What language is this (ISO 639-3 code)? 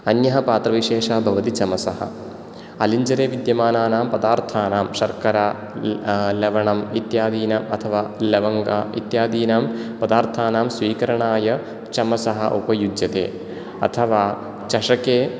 san